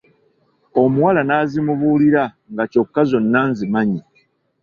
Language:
Ganda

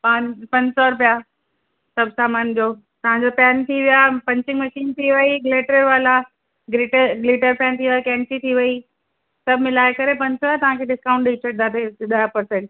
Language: Sindhi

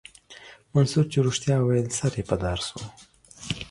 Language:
Pashto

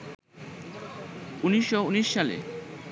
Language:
Bangla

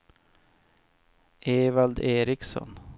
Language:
Swedish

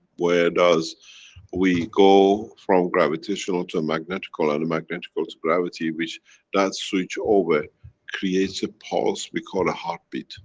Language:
English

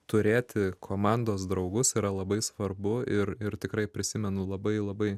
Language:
Lithuanian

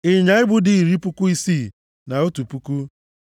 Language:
Igbo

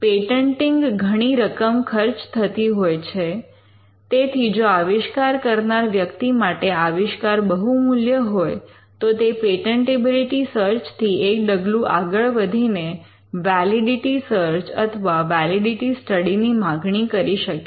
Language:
Gujarati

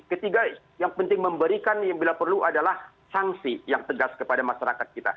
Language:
Indonesian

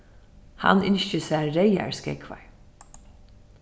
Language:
Faroese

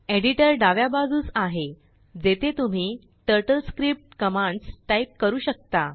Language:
Marathi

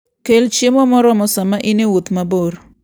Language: Luo (Kenya and Tanzania)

